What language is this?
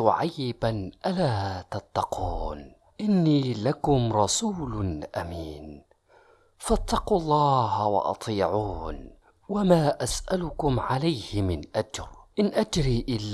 Arabic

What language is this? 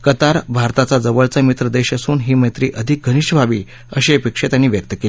Marathi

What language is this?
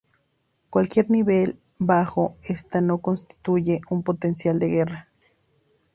Spanish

